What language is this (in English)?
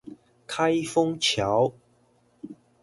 Chinese